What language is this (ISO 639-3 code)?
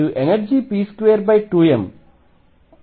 tel